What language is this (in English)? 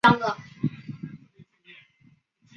Chinese